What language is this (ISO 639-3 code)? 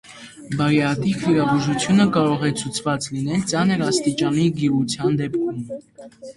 hye